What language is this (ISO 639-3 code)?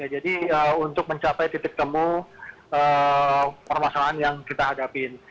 ind